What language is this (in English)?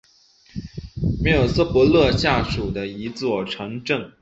Chinese